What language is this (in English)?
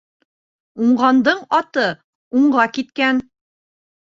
Bashkir